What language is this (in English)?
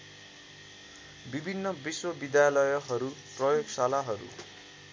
Nepali